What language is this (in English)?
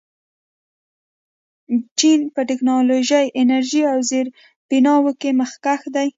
Pashto